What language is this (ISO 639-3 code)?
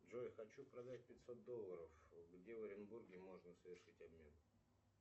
rus